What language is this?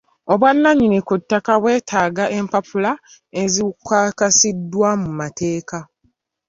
Ganda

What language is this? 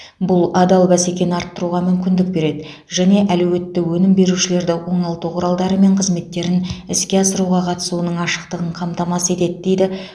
Kazakh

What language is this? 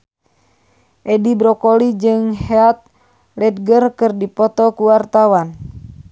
Sundanese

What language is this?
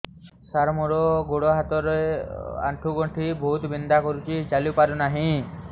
Odia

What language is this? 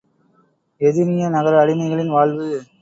Tamil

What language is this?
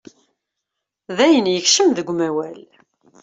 Kabyle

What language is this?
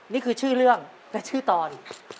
Thai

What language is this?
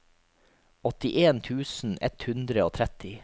Norwegian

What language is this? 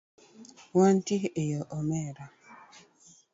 Luo (Kenya and Tanzania)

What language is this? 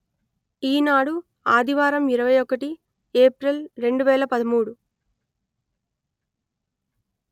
Telugu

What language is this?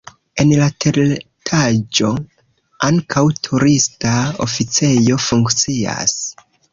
Esperanto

